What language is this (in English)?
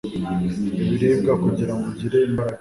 Kinyarwanda